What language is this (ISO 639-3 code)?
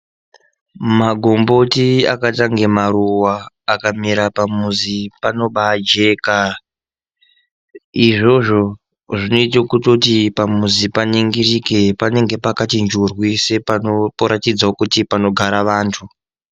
ndc